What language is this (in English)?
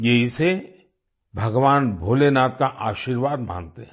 Hindi